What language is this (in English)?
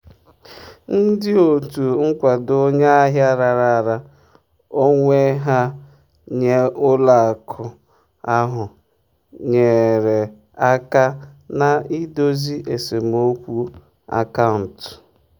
Igbo